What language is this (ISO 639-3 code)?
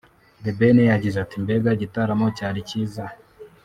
kin